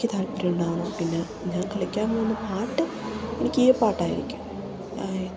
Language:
Malayalam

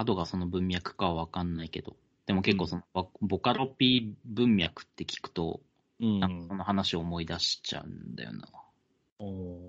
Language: Japanese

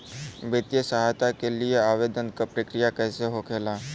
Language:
Bhojpuri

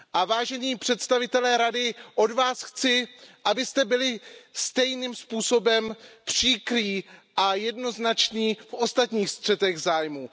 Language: Czech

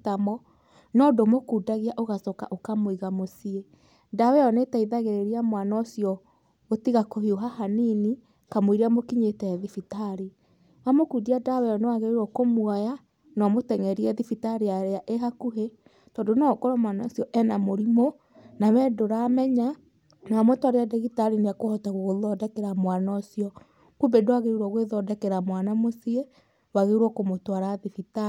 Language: Kikuyu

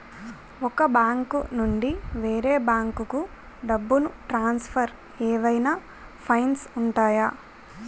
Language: Telugu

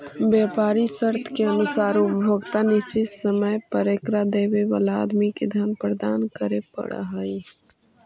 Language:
Magahi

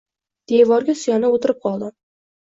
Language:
Uzbek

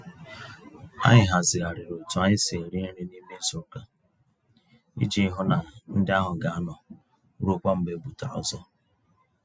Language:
Igbo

